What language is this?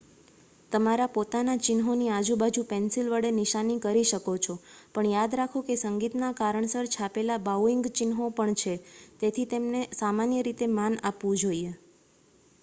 Gujarati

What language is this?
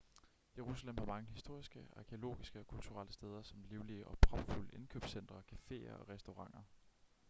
Danish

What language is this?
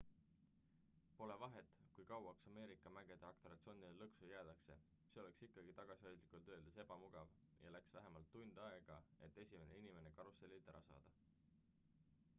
Estonian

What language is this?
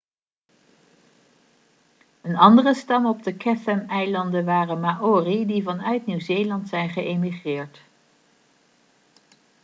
Dutch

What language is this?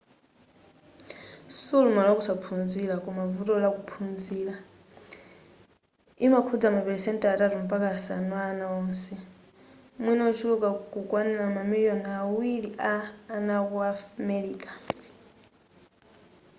Nyanja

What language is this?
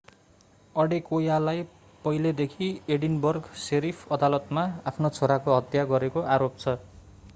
Nepali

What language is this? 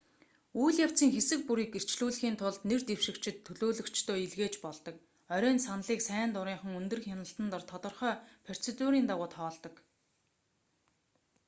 Mongolian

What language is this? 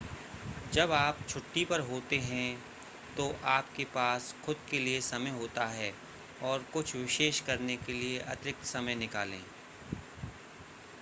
Hindi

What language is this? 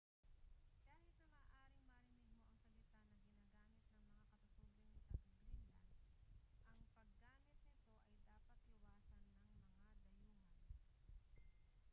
Filipino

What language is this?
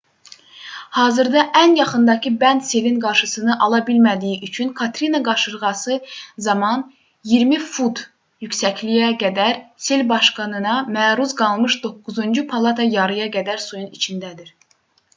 Azerbaijani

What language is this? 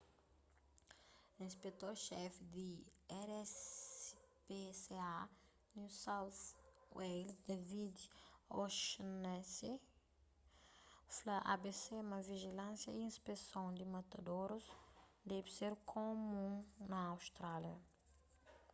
Kabuverdianu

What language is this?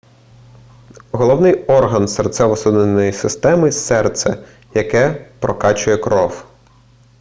Ukrainian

